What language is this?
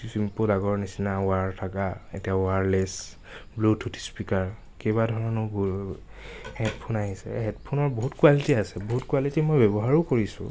Assamese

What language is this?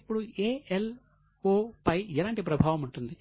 Telugu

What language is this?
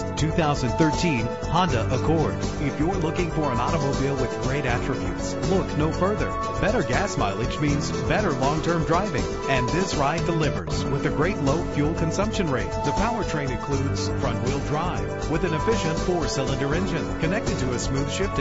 English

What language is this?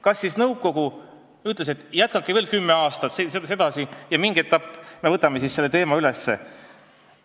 Estonian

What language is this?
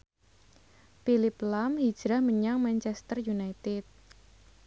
Javanese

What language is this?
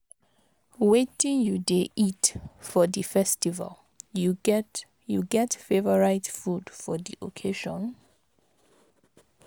Nigerian Pidgin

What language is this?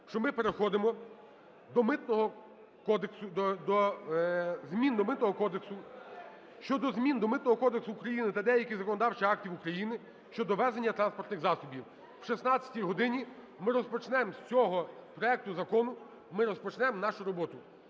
Ukrainian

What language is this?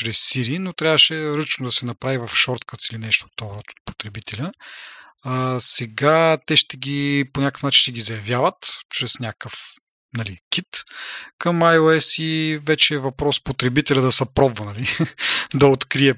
Bulgarian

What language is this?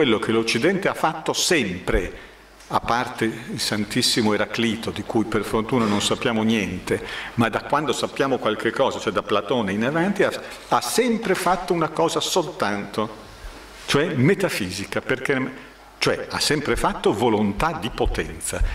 Italian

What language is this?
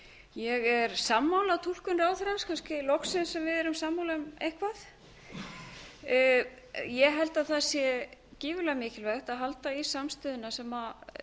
Icelandic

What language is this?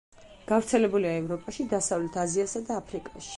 Georgian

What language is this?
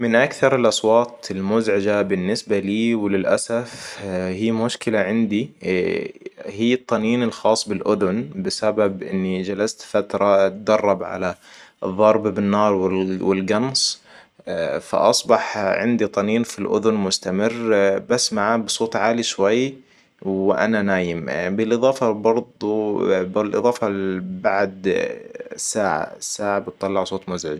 Hijazi Arabic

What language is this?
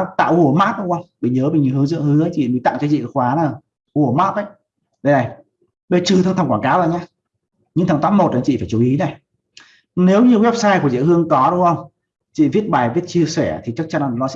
Vietnamese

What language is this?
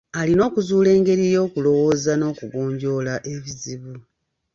Ganda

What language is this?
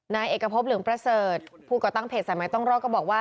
Thai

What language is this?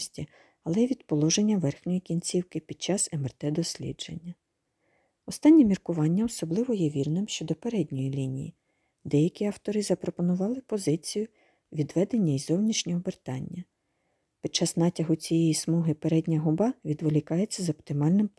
Ukrainian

